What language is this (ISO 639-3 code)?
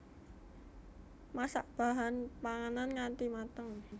jav